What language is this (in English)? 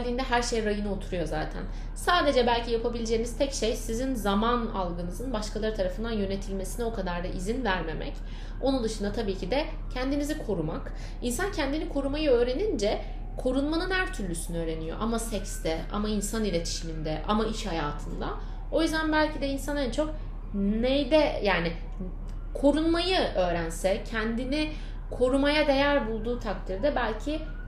Turkish